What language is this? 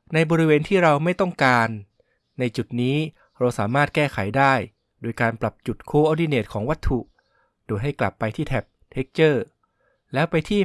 Thai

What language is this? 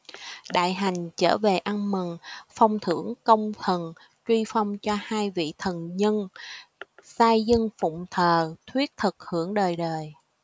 Vietnamese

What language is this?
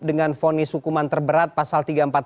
Indonesian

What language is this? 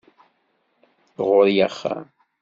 Kabyle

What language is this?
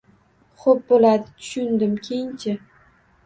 Uzbek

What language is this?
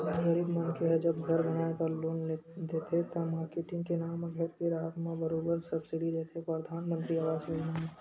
Chhattisgarhi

